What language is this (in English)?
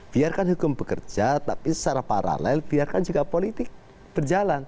Indonesian